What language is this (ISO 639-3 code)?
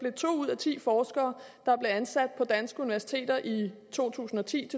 dan